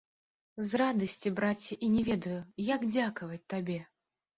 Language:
Belarusian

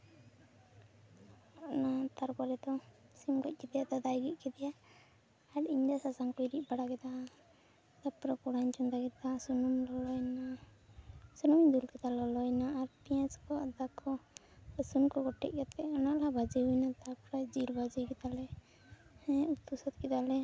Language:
Santali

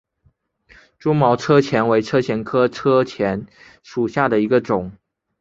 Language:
Chinese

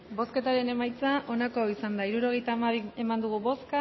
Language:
Basque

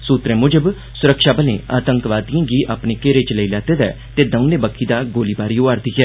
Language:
Dogri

